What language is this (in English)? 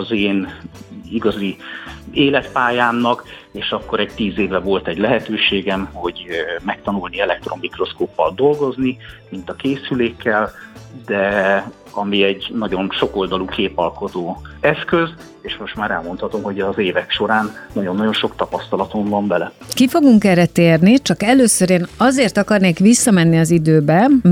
Hungarian